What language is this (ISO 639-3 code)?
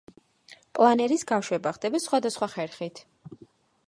kat